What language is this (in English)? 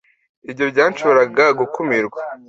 Kinyarwanda